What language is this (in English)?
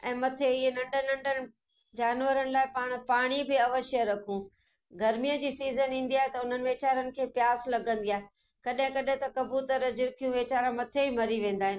Sindhi